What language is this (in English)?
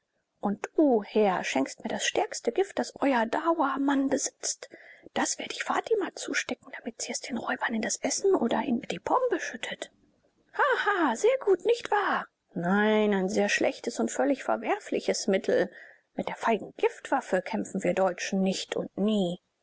German